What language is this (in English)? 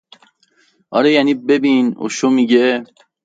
Persian